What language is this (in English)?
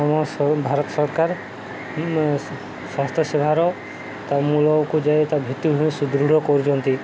Odia